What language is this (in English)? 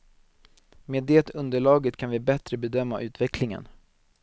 Swedish